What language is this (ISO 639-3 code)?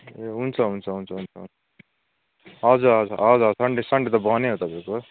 nep